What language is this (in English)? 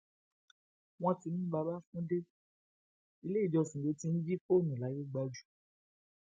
Yoruba